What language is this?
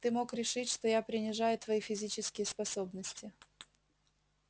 Russian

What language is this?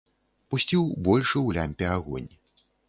Belarusian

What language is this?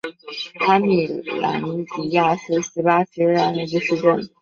Chinese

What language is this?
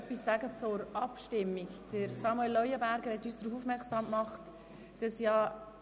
Swiss German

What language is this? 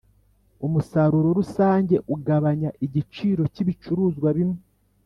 Kinyarwanda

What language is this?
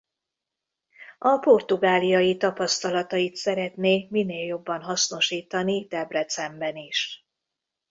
Hungarian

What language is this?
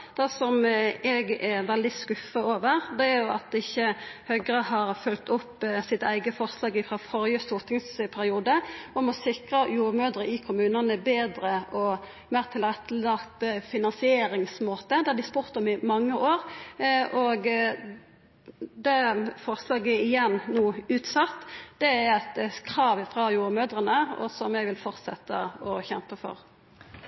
Norwegian Nynorsk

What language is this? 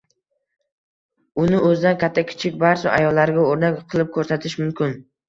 Uzbek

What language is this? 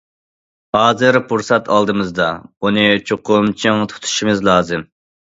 Uyghur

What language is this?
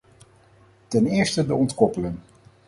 Dutch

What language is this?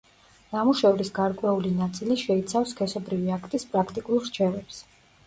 Georgian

